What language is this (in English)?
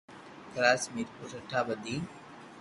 Loarki